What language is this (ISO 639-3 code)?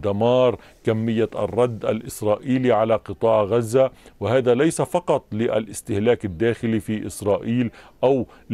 ara